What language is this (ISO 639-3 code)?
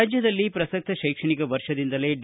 kan